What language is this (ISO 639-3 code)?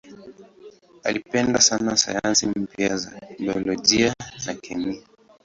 swa